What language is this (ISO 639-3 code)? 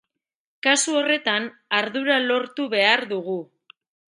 eus